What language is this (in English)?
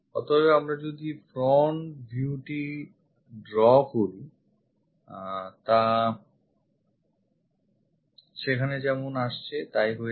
Bangla